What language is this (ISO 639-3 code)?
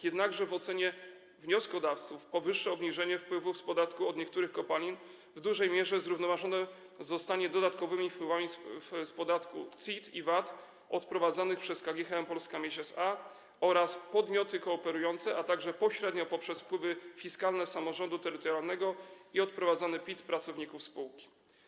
pol